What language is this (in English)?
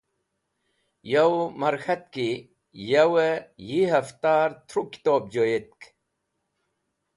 Wakhi